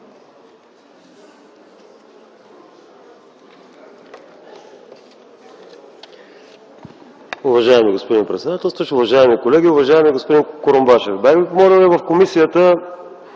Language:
Bulgarian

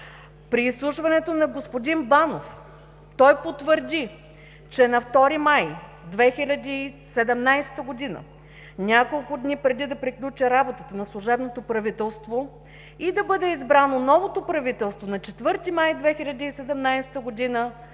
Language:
Bulgarian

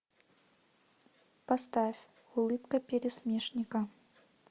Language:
Russian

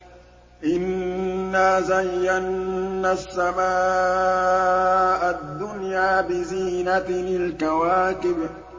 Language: Arabic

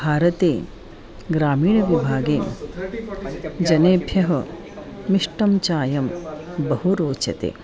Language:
Sanskrit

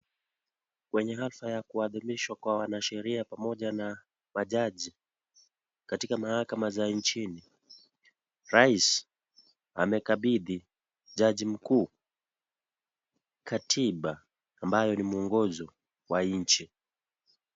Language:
Swahili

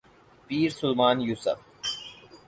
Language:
Urdu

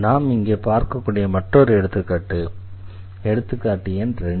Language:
Tamil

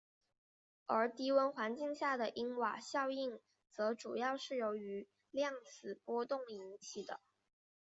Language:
Chinese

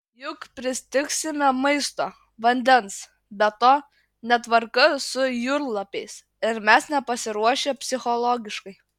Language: Lithuanian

